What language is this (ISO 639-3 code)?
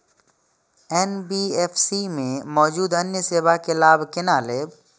mai